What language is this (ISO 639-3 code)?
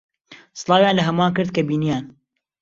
ckb